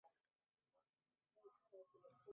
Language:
Chinese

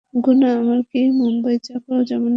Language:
Bangla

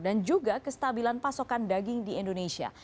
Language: Indonesian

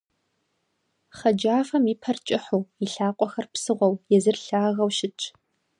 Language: Kabardian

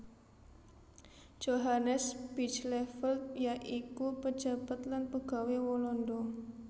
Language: Javanese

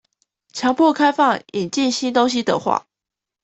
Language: Chinese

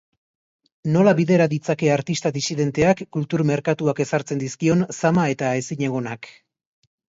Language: Basque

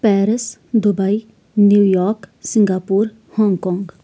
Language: Kashmiri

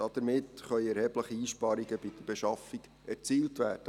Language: Swiss German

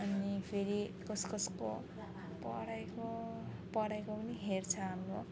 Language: Nepali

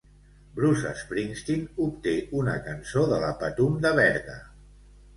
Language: Catalan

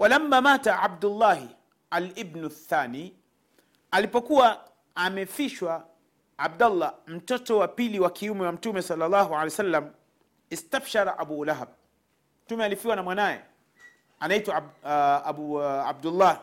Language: Swahili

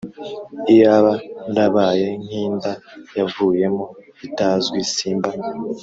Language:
Kinyarwanda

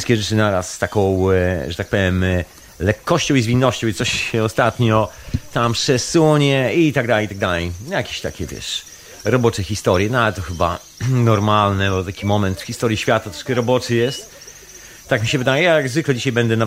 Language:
Polish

